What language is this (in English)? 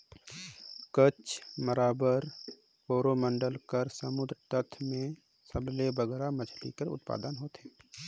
Chhattisgarhi